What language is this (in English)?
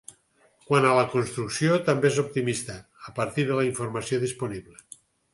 Catalan